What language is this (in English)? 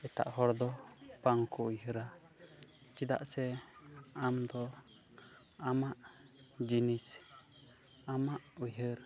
Santali